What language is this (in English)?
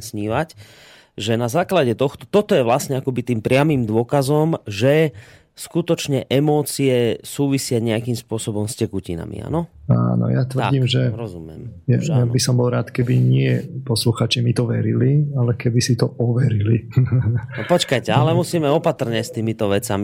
Slovak